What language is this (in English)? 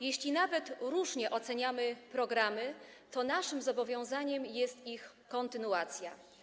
Polish